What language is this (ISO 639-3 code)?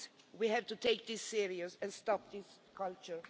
eng